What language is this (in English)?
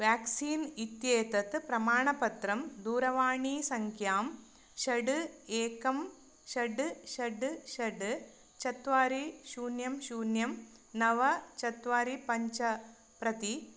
Sanskrit